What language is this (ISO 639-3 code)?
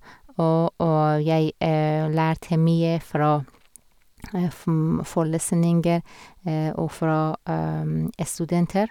nor